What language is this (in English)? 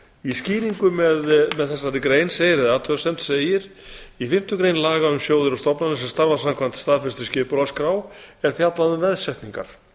Icelandic